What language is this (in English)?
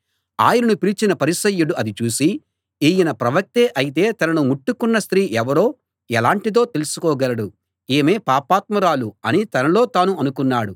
Telugu